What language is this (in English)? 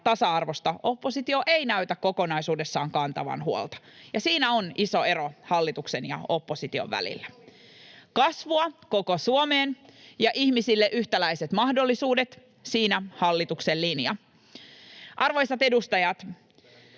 Finnish